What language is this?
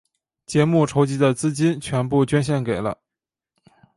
Chinese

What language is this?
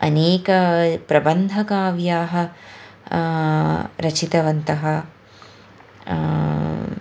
Sanskrit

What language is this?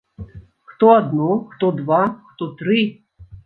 Belarusian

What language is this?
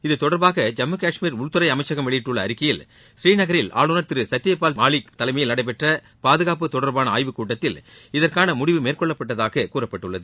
Tamil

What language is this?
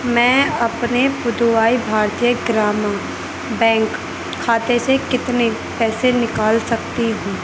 Urdu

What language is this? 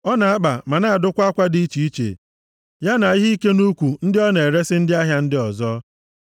Igbo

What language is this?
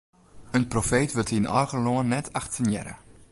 Western Frisian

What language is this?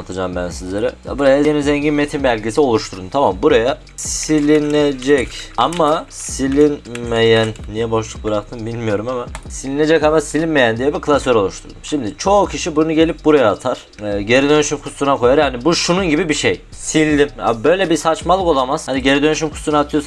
Turkish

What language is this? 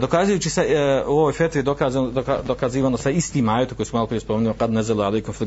Croatian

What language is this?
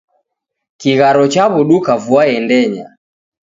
Taita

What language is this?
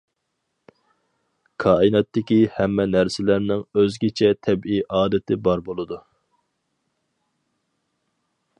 Uyghur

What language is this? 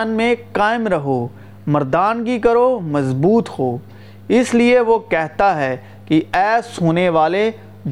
Urdu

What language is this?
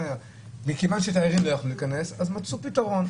Hebrew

